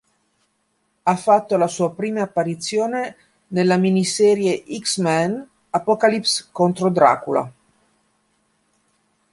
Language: Italian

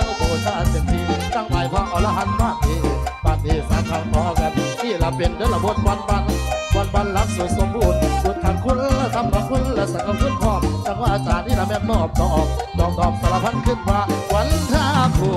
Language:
Thai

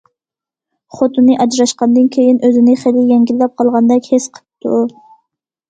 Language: Uyghur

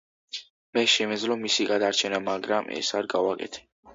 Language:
Georgian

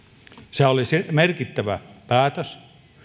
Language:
Finnish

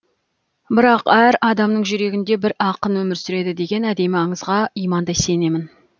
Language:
Kazakh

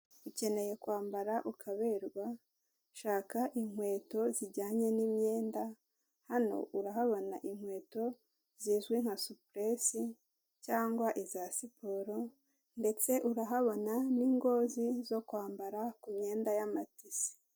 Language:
Kinyarwanda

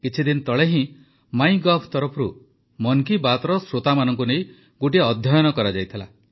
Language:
Odia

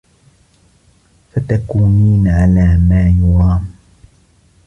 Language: Arabic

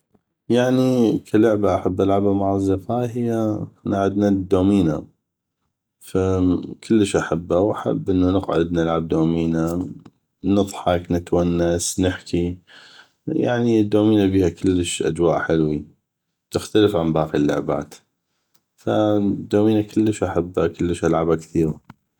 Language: North Mesopotamian Arabic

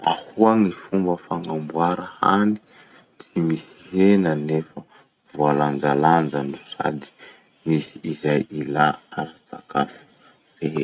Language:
Masikoro Malagasy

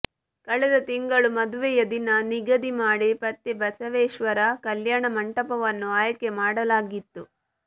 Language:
Kannada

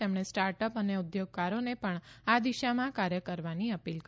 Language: Gujarati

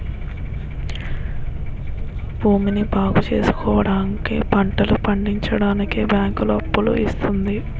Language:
Telugu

